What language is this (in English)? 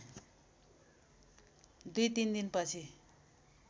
Nepali